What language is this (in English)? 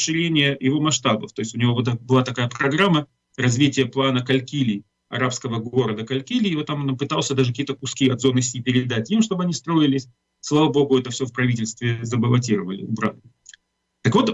Russian